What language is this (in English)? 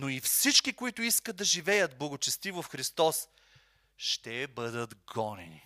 Bulgarian